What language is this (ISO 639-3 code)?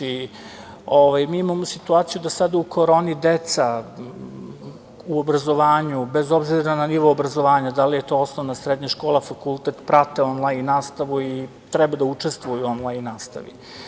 srp